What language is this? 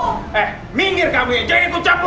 Indonesian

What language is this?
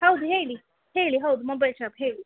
Kannada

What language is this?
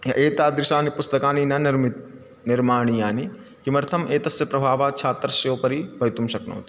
Sanskrit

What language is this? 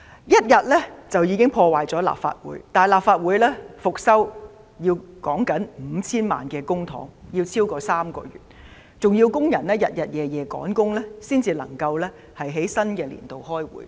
Cantonese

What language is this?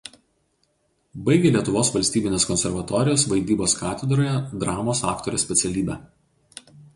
Lithuanian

